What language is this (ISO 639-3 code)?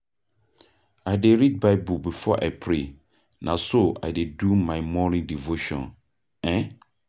pcm